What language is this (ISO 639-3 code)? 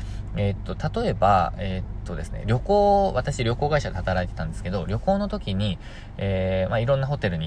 jpn